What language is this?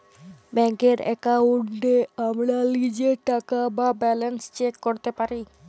Bangla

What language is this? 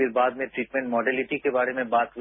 Hindi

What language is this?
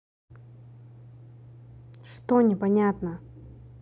Russian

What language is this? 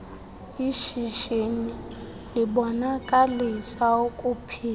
Xhosa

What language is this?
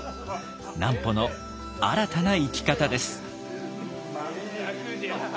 Japanese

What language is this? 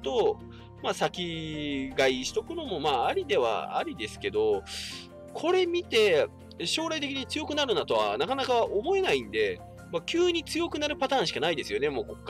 Japanese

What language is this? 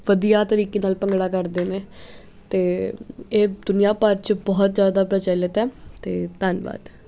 Punjabi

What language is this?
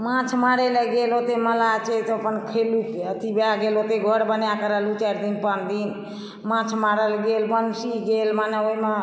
Maithili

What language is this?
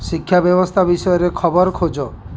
Odia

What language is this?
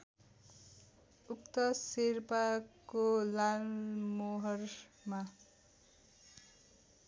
Nepali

